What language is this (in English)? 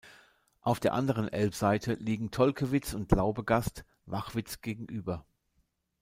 German